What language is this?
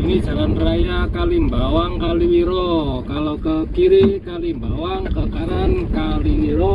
Indonesian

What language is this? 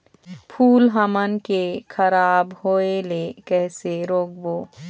Chhattisgarhi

